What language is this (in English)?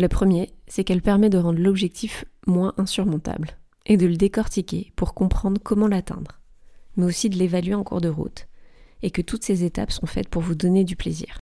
French